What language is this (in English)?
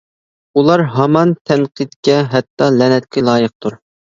Uyghur